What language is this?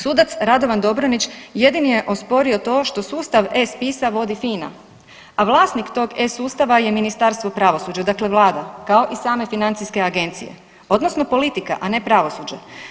Croatian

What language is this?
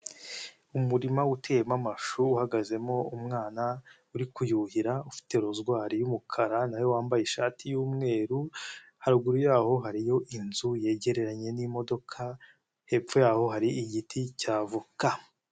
Kinyarwanda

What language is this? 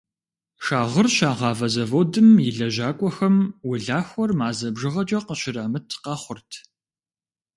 Kabardian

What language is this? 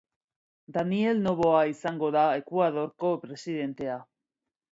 Basque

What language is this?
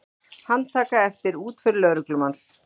Icelandic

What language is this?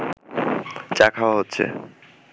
Bangla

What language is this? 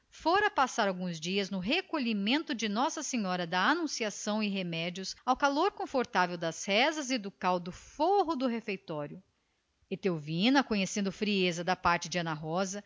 Portuguese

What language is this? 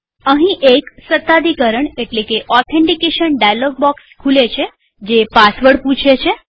Gujarati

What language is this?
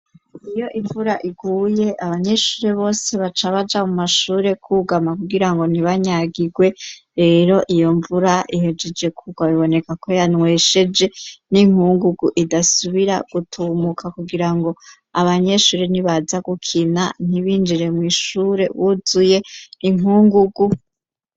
Rundi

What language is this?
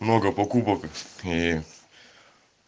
Russian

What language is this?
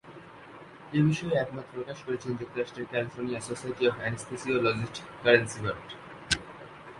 Bangla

